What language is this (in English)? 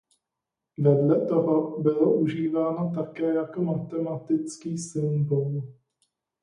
Czech